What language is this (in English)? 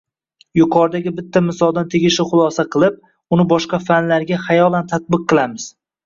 Uzbek